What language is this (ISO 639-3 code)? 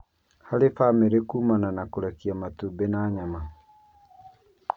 kik